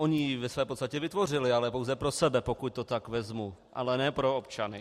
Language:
Czech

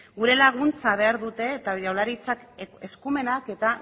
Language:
Basque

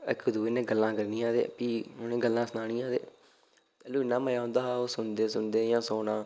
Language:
Dogri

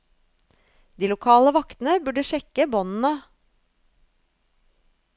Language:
Norwegian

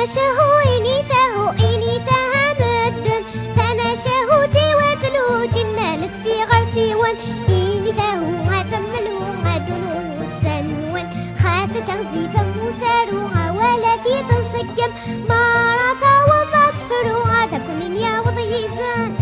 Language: Arabic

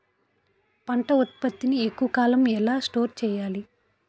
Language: Telugu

